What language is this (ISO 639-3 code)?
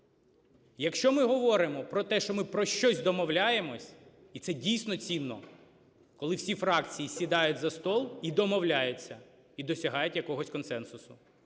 ukr